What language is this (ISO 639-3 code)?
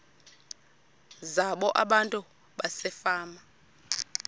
xho